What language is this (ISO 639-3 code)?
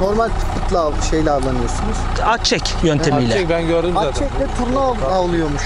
tur